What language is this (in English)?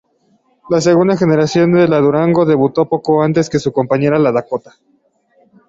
Spanish